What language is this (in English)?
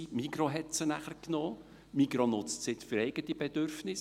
Swiss German